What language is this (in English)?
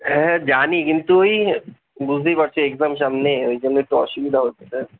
Bangla